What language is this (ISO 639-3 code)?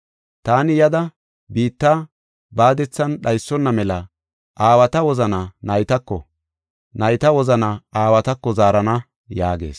gof